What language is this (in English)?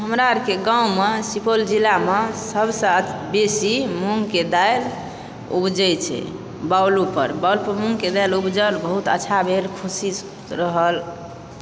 Maithili